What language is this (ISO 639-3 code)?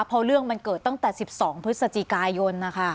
tha